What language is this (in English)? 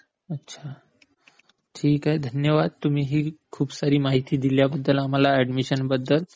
Marathi